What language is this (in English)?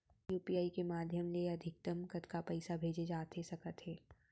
Chhattisgarhi